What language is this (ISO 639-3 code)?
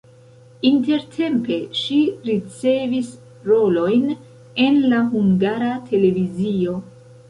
epo